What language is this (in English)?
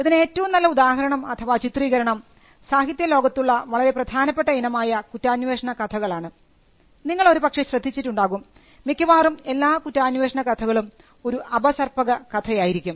Malayalam